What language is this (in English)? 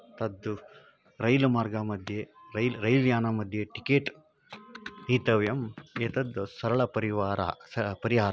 Sanskrit